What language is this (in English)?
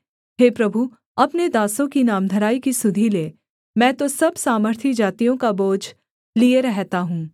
Hindi